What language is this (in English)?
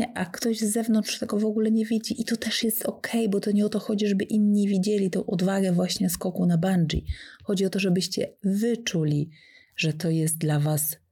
Polish